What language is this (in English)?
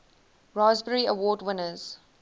English